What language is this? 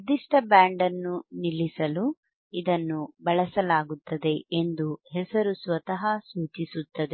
Kannada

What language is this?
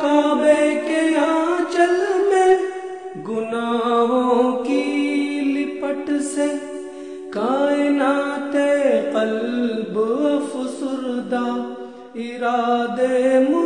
Hindi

